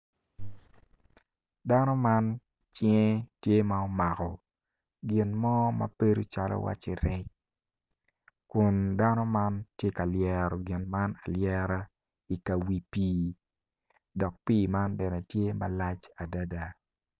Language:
Acoli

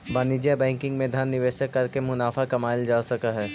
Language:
Magahi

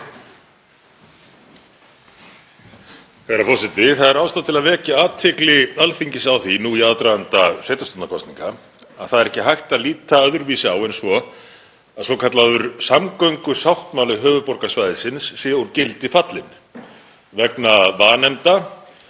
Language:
Icelandic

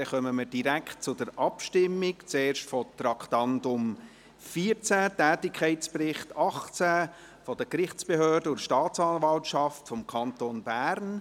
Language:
Swiss German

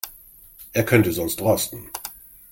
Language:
German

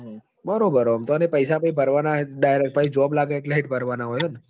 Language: Gujarati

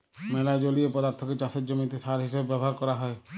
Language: Bangla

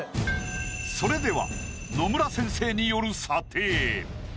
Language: Japanese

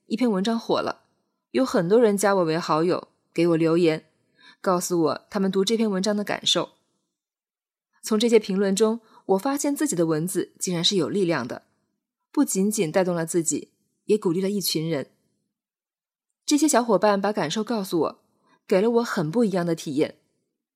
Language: Chinese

